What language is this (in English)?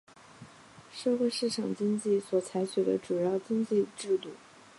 Chinese